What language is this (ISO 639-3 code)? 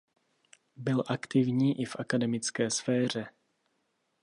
ces